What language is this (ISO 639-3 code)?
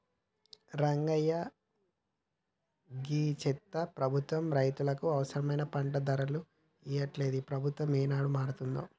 tel